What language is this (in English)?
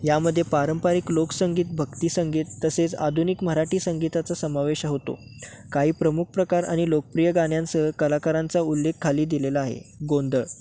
Marathi